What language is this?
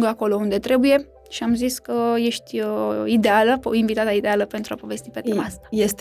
Romanian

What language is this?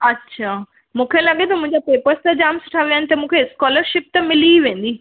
Sindhi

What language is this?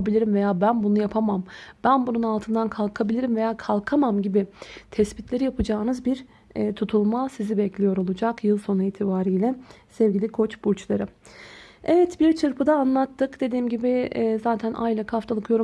Turkish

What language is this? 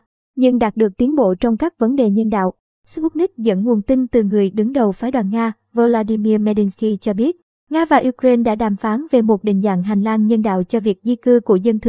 Vietnamese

